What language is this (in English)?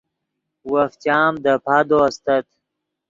Yidgha